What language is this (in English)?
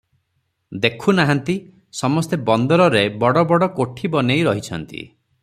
Odia